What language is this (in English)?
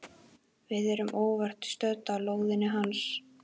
Icelandic